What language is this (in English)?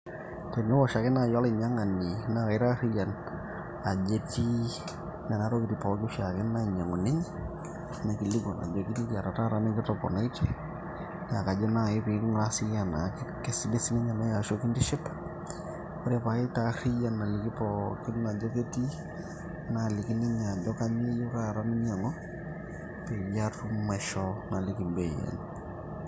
Masai